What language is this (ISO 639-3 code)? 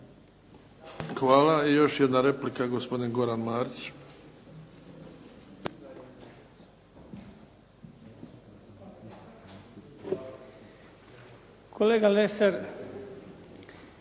hrv